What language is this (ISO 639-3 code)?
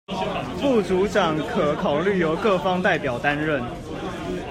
zho